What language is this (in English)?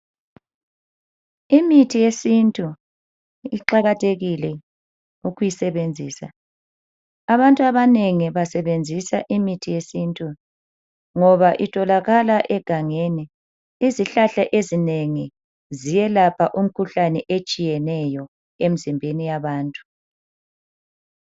North Ndebele